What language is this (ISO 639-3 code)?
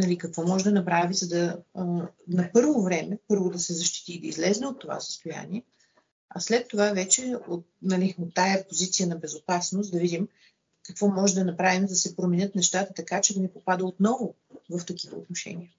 bul